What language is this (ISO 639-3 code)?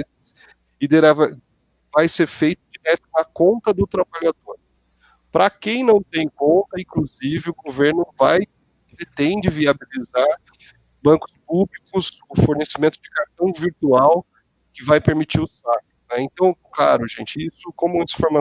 por